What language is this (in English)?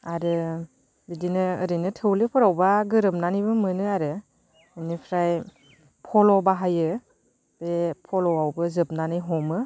Bodo